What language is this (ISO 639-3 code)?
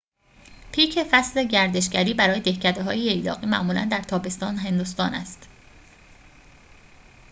fas